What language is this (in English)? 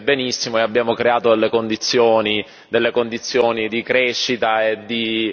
Italian